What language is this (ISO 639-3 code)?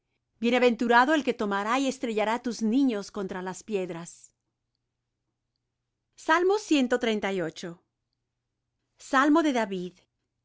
spa